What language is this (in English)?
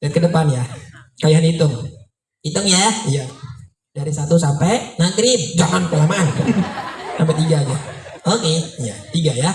Indonesian